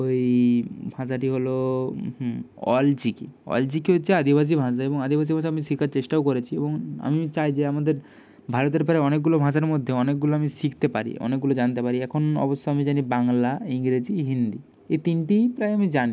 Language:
Bangla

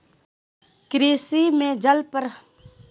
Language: Magahi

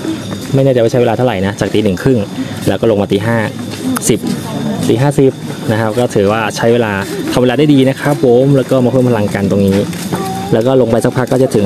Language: Thai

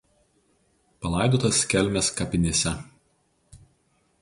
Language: Lithuanian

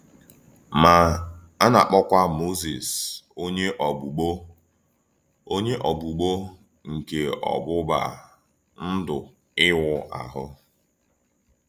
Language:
Igbo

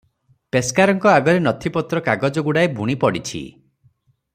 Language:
Odia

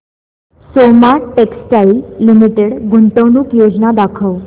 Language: Marathi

